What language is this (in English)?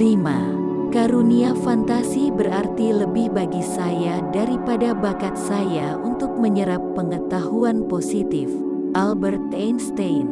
Indonesian